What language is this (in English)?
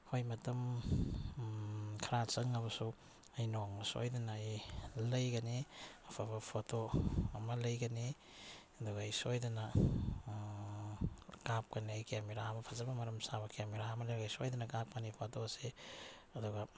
Manipuri